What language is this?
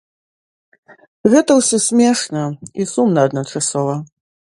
Belarusian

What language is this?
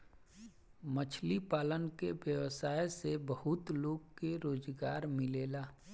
Bhojpuri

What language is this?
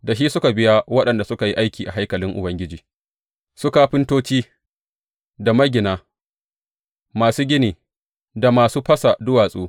Hausa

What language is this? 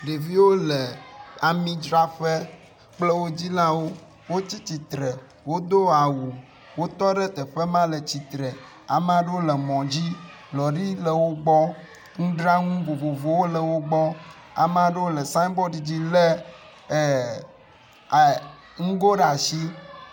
Ewe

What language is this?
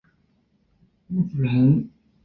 Chinese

